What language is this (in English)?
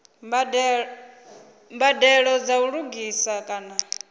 Venda